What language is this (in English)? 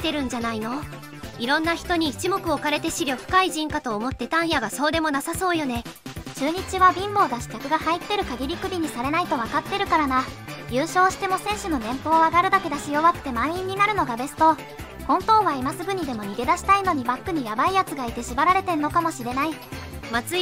Japanese